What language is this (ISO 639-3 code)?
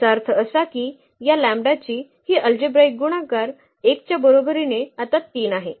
mar